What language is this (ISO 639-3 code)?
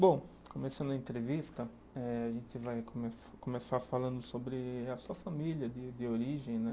por